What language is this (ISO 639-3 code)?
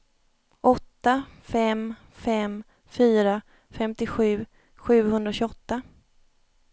swe